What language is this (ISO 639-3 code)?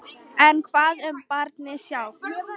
isl